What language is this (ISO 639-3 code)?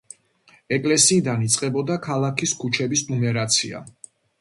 kat